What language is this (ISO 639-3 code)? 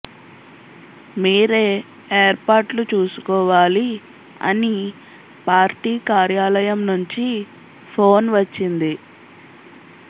tel